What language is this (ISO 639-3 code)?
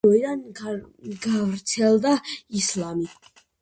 kat